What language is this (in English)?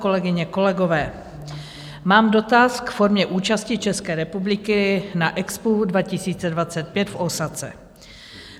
Czech